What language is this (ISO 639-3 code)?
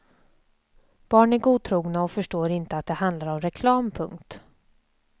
swe